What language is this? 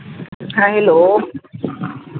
Santali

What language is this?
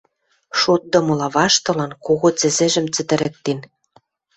Western Mari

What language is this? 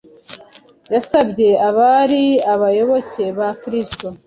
Kinyarwanda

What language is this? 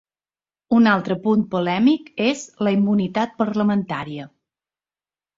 Catalan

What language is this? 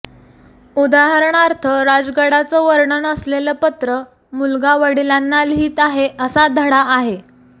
Marathi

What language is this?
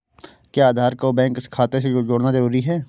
Hindi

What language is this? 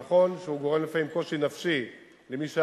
Hebrew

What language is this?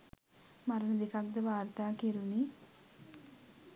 Sinhala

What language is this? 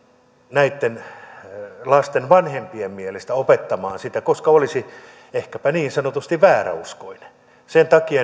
Finnish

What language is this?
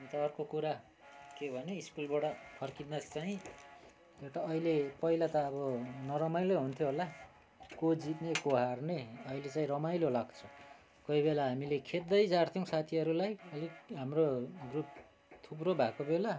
Nepali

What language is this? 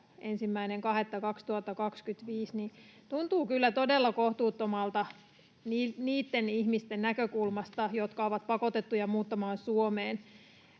Finnish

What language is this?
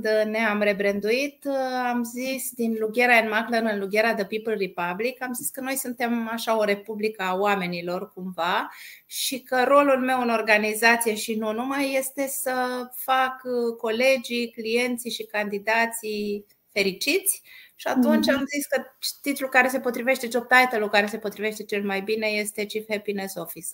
Romanian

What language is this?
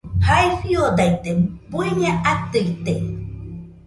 Nüpode Huitoto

